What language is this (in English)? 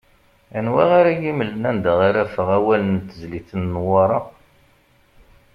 Kabyle